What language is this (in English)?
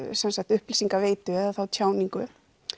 Icelandic